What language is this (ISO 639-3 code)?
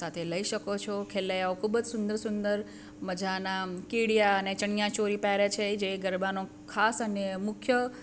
guj